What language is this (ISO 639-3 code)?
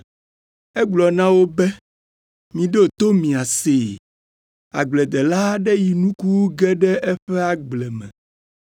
ewe